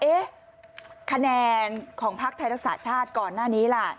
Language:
Thai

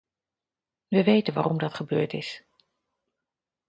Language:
Dutch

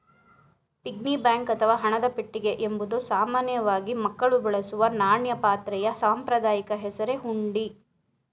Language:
Kannada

